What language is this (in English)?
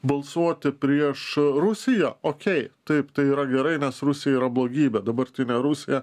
Lithuanian